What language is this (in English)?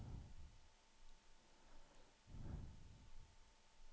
Norwegian